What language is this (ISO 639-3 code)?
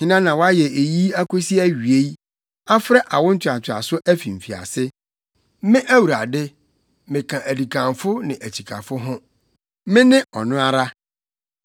aka